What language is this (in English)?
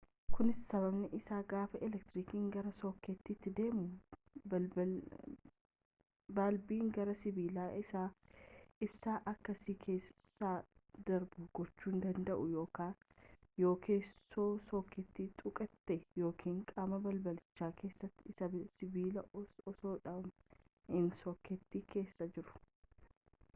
Oromo